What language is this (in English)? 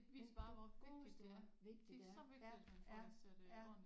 Danish